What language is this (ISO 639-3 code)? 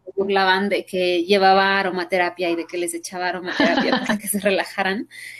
spa